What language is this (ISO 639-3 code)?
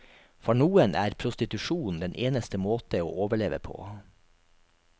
nor